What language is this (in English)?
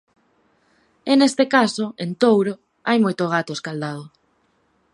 Galician